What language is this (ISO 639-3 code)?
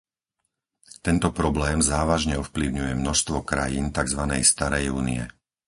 slk